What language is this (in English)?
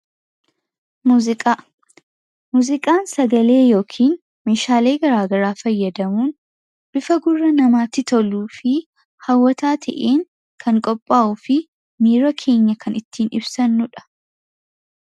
Oromo